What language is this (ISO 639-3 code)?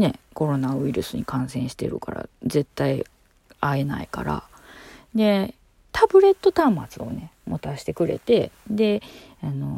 jpn